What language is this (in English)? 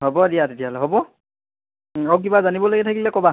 Assamese